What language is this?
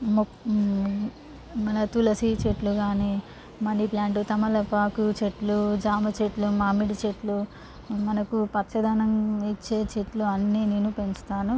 Telugu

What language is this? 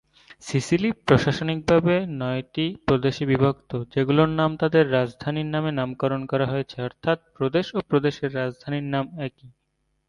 Bangla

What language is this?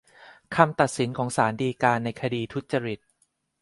Thai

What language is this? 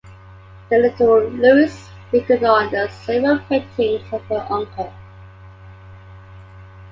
English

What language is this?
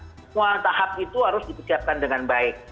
Indonesian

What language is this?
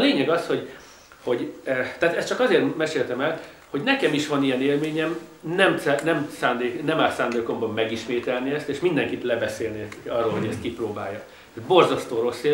Hungarian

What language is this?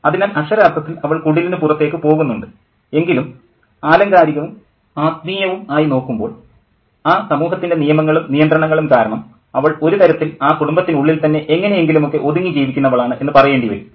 Malayalam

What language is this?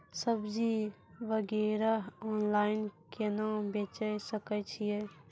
Maithili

